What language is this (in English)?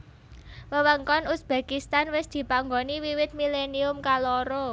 Javanese